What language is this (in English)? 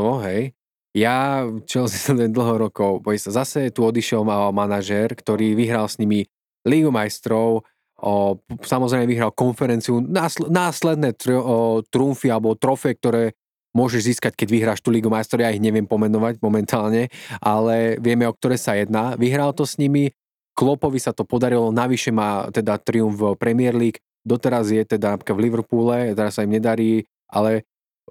Slovak